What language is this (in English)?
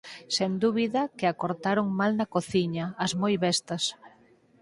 Galician